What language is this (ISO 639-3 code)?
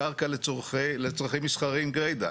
heb